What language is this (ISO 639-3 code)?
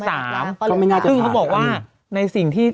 tha